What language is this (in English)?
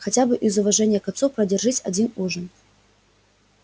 Russian